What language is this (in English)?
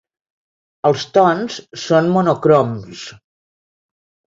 Catalan